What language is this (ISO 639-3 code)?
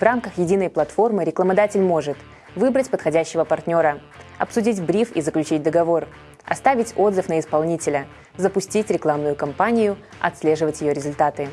rus